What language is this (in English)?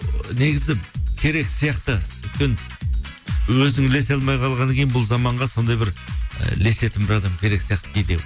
Kazakh